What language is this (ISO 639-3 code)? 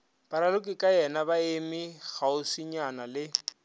nso